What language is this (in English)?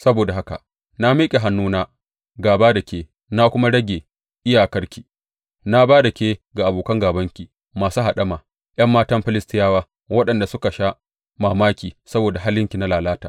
Hausa